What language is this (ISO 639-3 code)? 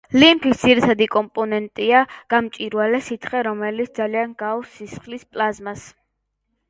kat